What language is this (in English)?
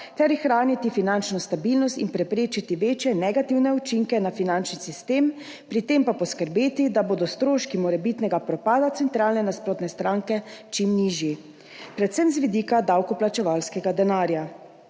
Slovenian